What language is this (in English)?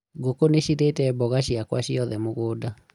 Kikuyu